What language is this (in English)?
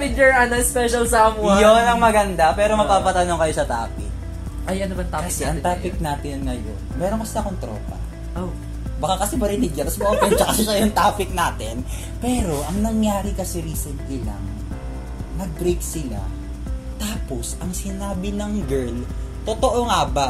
Filipino